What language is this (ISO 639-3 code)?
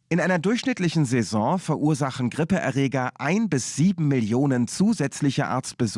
deu